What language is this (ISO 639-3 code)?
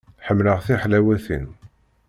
kab